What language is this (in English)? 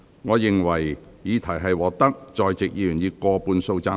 Cantonese